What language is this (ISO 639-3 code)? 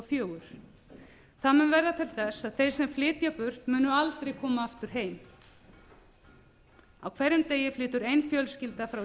isl